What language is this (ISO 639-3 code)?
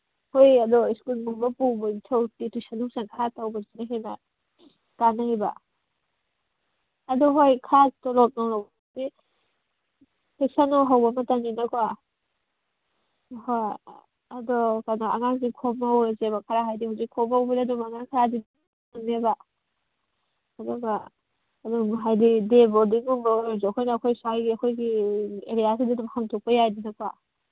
mni